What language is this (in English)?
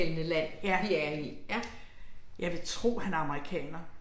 Danish